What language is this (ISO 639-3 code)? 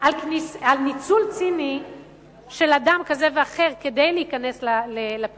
heb